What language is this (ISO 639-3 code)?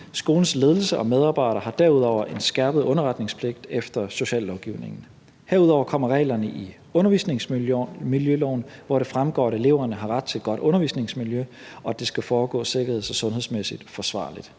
dan